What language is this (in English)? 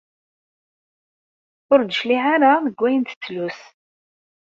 Kabyle